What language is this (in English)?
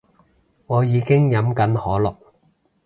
Cantonese